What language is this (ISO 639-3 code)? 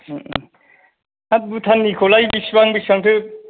brx